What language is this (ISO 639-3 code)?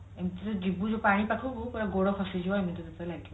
ori